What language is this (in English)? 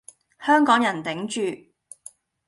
Cantonese